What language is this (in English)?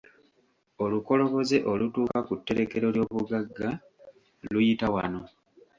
Ganda